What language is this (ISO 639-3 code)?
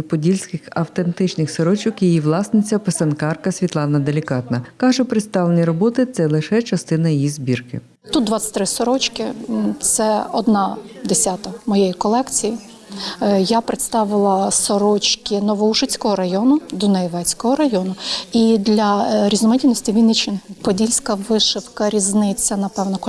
ukr